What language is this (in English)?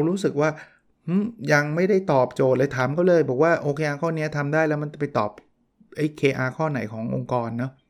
Thai